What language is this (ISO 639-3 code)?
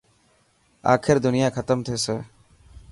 mki